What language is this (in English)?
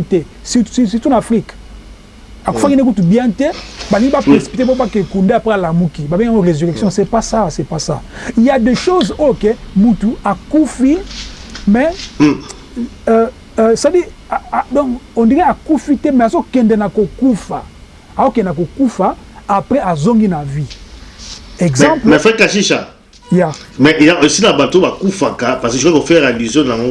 French